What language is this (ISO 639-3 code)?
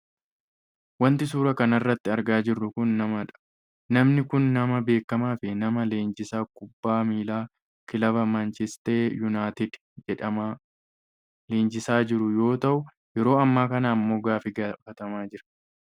orm